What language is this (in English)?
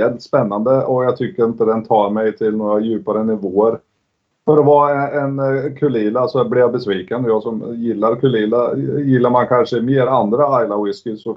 Swedish